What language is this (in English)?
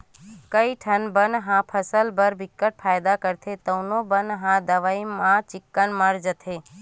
Chhattisgarhi